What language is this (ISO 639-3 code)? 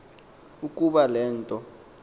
xho